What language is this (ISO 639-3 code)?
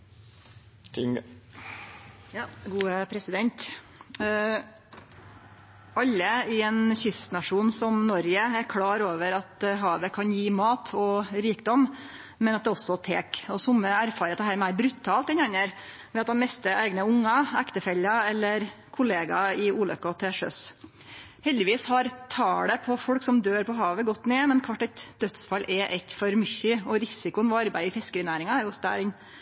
nno